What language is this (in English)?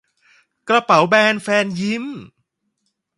Thai